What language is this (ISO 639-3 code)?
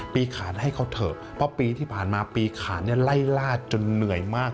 tha